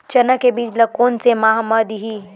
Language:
Chhattisgarhi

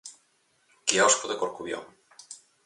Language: Galician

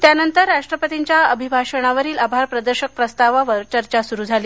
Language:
Marathi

